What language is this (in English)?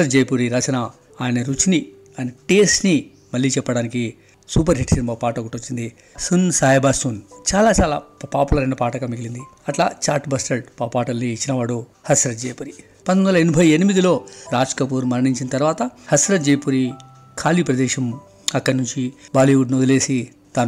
Telugu